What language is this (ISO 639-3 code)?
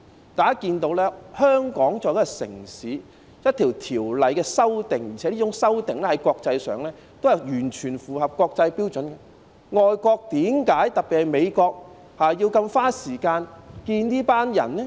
yue